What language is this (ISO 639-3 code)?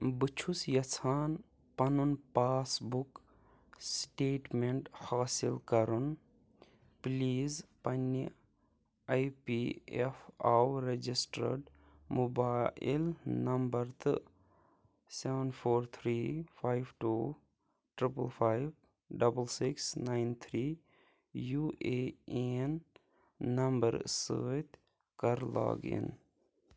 kas